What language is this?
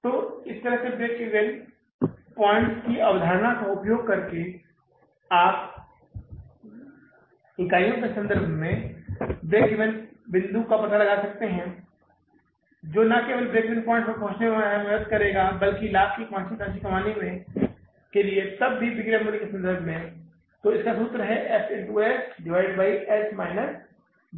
Hindi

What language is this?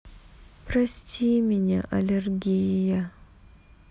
Russian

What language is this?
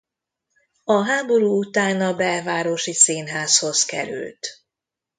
Hungarian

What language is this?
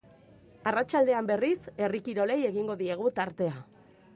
Basque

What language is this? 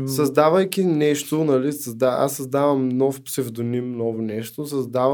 Bulgarian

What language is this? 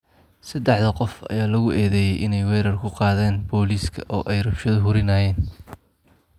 Somali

